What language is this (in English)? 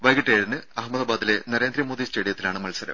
Malayalam